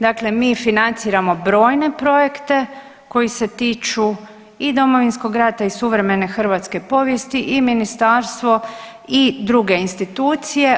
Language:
Croatian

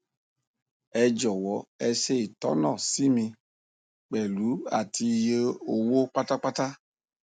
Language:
Yoruba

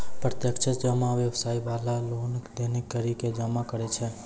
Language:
Maithili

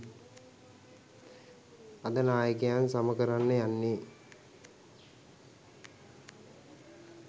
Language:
Sinhala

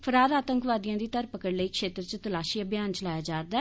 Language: Dogri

